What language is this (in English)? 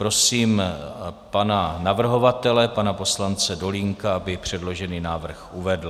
Czech